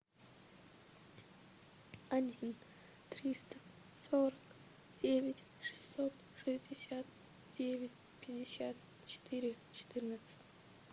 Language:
Russian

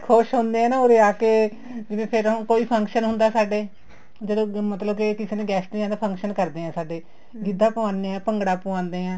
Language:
Punjabi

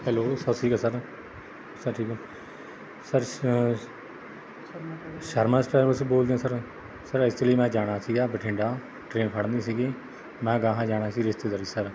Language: Punjabi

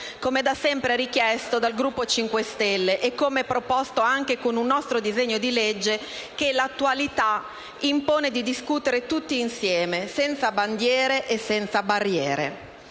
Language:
Italian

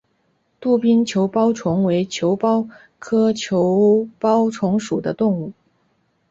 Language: Chinese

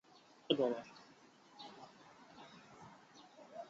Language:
Chinese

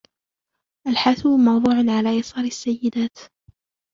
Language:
Arabic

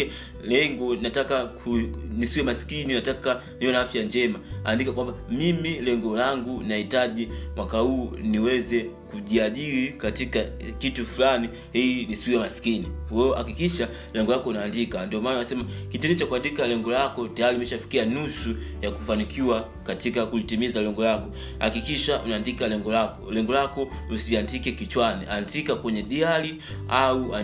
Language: Swahili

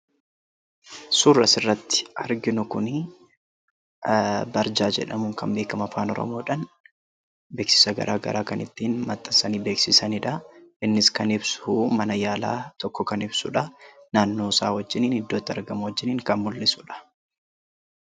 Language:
Oromo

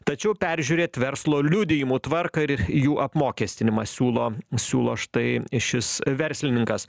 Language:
Lithuanian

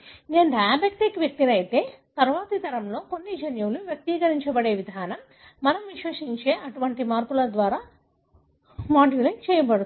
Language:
Telugu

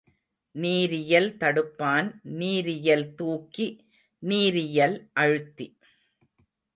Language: Tamil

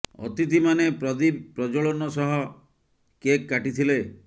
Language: Odia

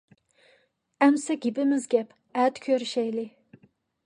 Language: Uyghur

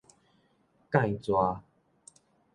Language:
Min Nan Chinese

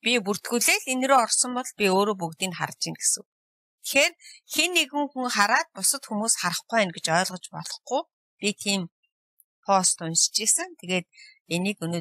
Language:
Turkish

